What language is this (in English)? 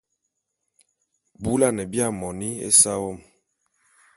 Bulu